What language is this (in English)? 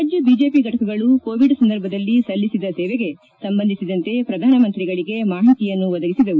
Kannada